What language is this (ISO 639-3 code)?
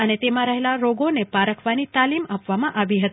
guj